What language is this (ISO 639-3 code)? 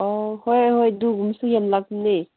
mni